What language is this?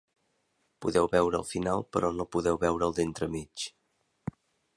Catalan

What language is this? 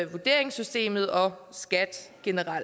Danish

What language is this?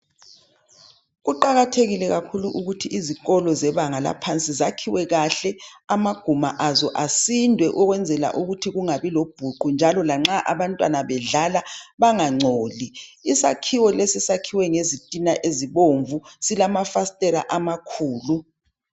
North Ndebele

